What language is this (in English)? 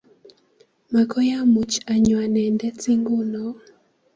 Kalenjin